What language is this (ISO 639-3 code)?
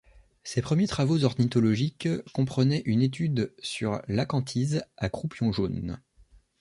fra